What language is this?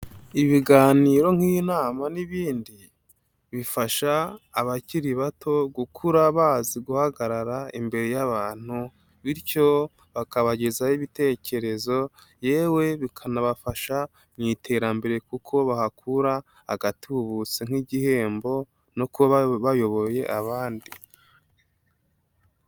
Kinyarwanda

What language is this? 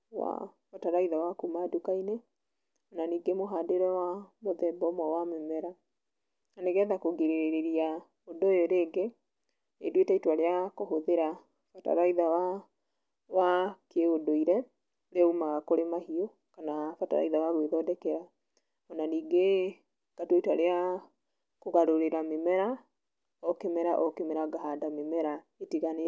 Kikuyu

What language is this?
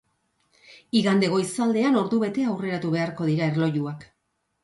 Basque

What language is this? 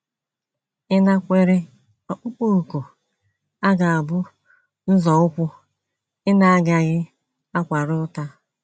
Igbo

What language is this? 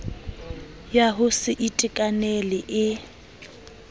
Southern Sotho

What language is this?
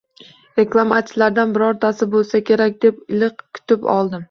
Uzbek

